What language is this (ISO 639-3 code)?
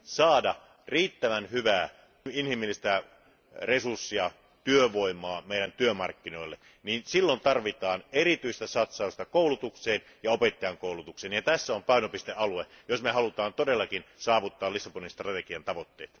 fin